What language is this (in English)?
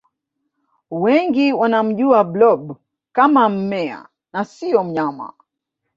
Swahili